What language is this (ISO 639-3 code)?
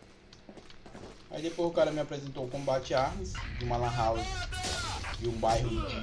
por